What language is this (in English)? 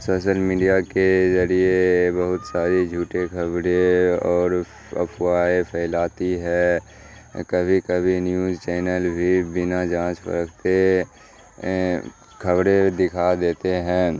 Urdu